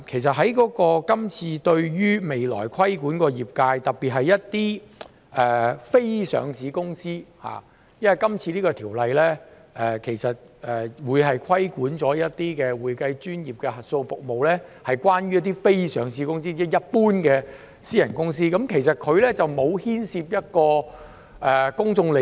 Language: Cantonese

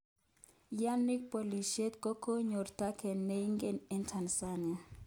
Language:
Kalenjin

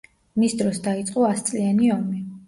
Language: Georgian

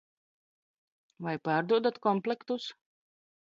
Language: Latvian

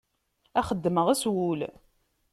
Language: Kabyle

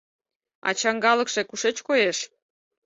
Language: Mari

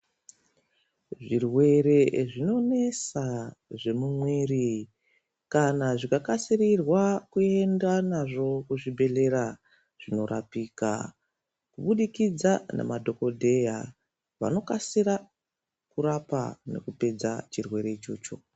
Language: Ndau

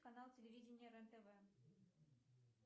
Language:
Russian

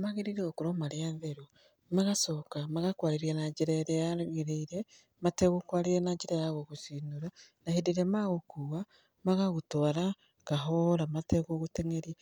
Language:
Kikuyu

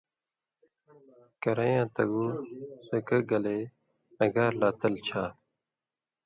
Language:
Indus Kohistani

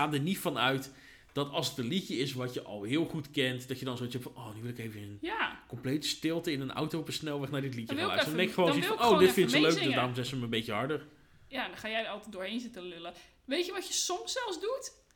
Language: Dutch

